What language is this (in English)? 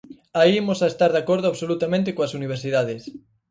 Galician